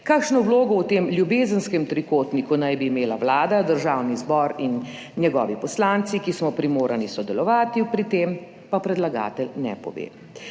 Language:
Slovenian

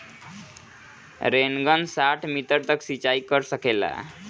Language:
Bhojpuri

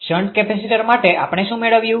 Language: Gujarati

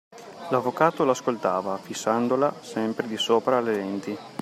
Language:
Italian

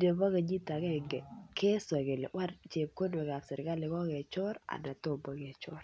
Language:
Kalenjin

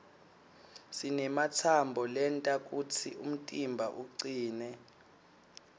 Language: Swati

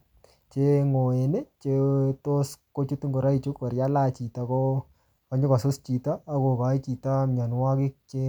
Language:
Kalenjin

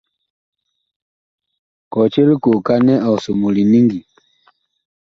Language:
Bakoko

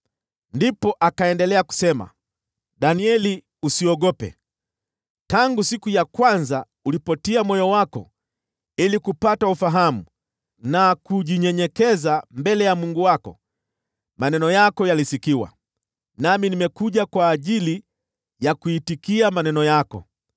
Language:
Swahili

